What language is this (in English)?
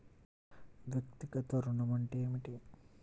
Telugu